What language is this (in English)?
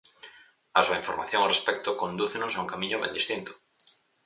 Galician